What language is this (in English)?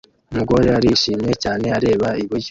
Kinyarwanda